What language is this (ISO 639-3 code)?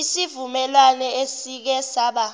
zul